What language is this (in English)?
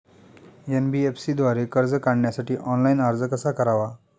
Marathi